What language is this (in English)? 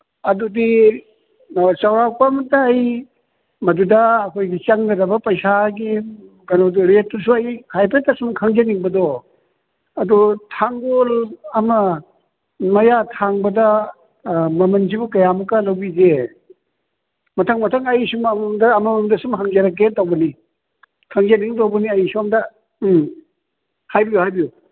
Manipuri